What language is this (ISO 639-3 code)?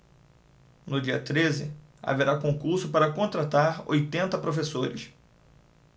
por